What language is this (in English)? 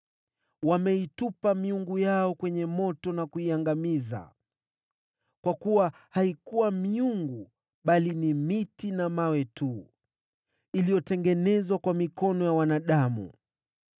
Swahili